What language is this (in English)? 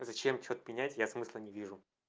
Russian